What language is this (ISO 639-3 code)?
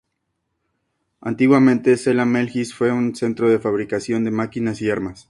spa